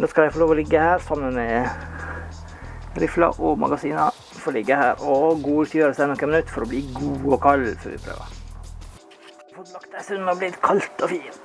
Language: Dutch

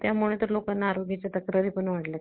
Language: Marathi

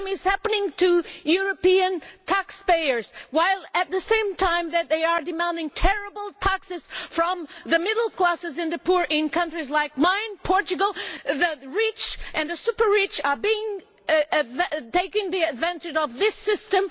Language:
English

